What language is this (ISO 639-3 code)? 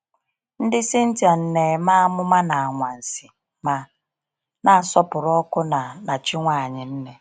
ibo